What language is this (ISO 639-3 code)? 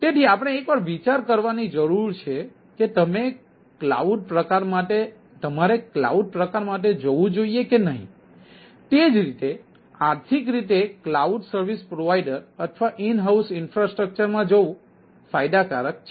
guj